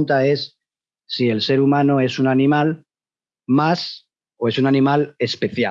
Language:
Spanish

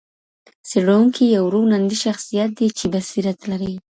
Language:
Pashto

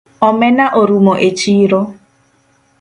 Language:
Luo (Kenya and Tanzania)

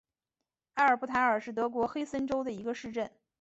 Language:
Chinese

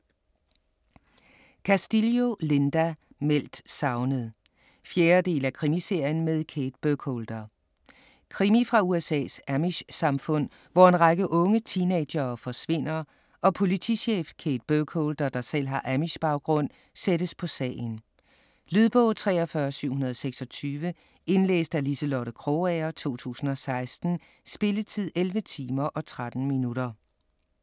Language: Danish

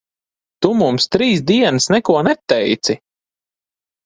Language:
Latvian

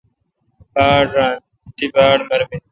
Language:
Kalkoti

